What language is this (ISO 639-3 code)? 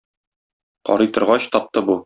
tat